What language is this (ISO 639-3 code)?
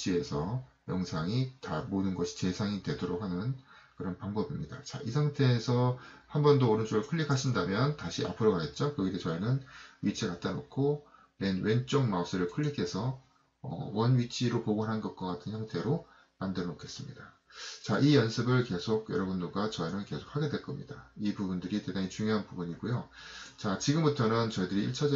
kor